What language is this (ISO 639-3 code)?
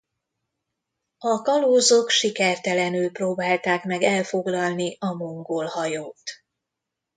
hun